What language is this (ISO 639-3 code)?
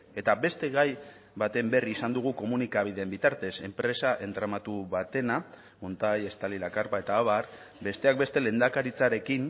eus